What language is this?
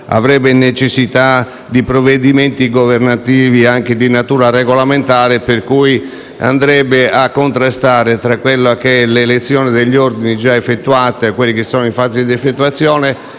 Italian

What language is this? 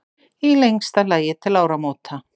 Icelandic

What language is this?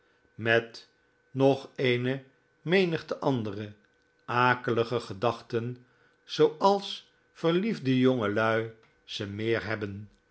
Dutch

